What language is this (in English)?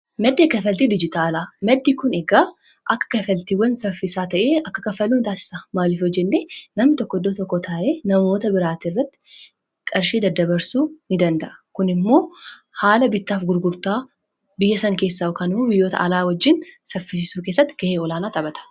Oromo